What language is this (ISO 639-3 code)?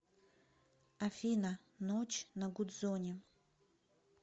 rus